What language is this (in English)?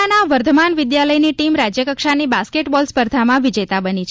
Gujarati